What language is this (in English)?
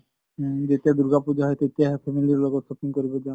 Assamese